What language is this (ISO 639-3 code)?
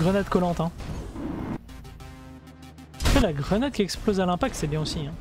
fra